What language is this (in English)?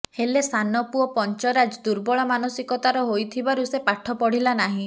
Odia